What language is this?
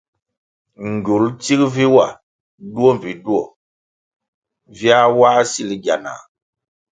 Kwasio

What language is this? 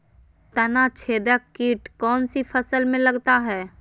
Magahi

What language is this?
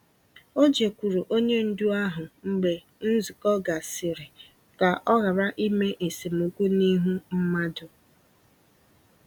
Igbo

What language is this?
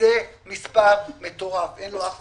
Hebrew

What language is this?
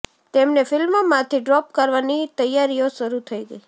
Gujarati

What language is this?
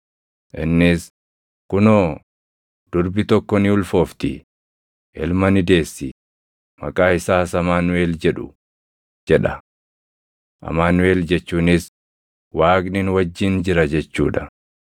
Oromo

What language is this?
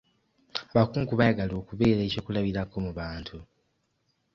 Ganda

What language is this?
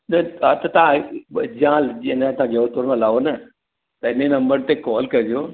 Sindhi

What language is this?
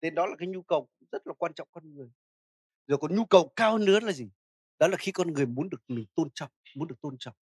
Vietnamese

